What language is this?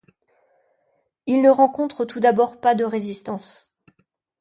French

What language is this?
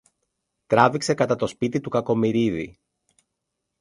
Greek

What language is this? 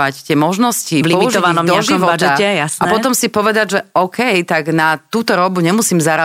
Slovak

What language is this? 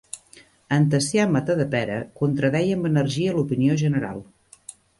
Catalan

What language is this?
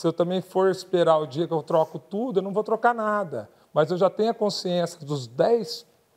Portuguese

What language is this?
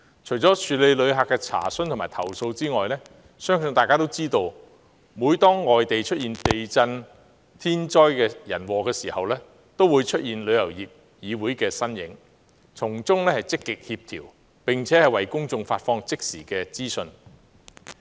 Cantonese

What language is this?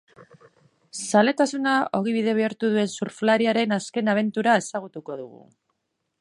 Basque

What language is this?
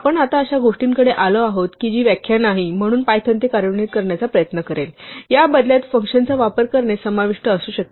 Marathi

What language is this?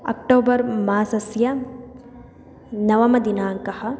Sanskrit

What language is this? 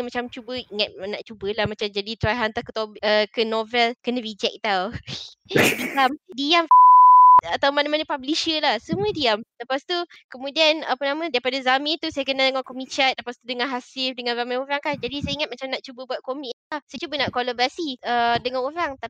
Malay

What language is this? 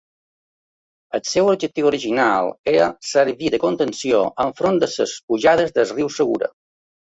Catalan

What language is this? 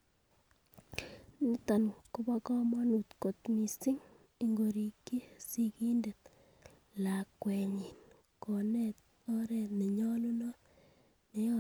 Kalenjin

